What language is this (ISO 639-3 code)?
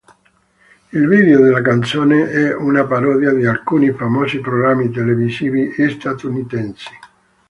ita